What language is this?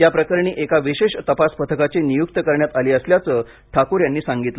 Marathi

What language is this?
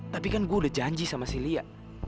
Indonesian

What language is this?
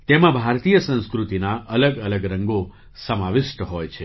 Gujarati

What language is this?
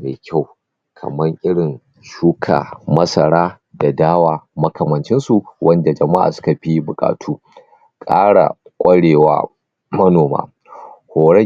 Hausa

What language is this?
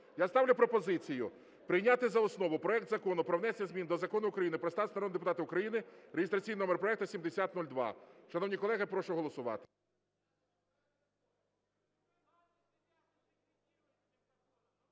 Ukrainian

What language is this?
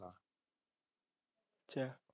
Punjabi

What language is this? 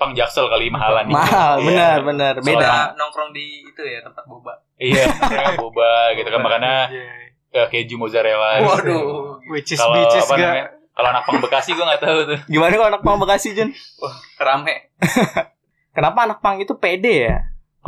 Indonesian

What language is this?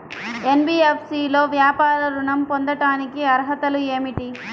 Telugu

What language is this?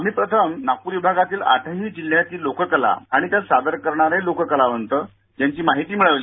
Marathi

